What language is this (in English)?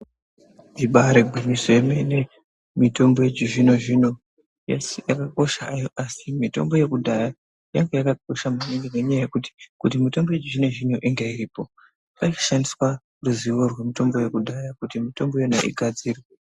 Ndau